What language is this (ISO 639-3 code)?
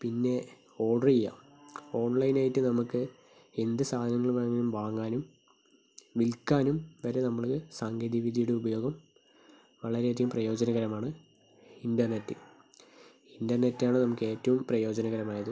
mal